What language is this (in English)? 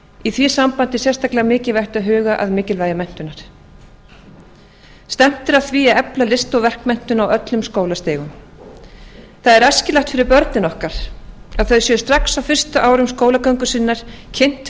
Icelandic